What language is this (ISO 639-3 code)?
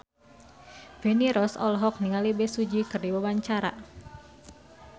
sun